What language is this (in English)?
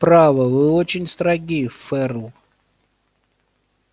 Russian